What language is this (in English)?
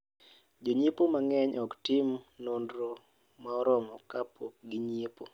Luo (Kenya and Tanzania)